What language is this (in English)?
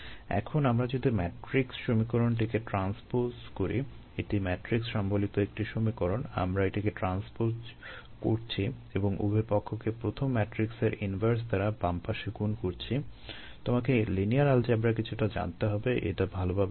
Bangla